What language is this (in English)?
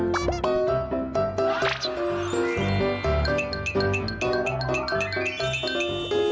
Thai